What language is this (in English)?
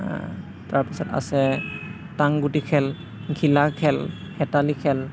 Assamese